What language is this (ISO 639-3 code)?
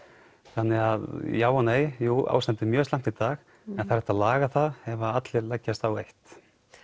isl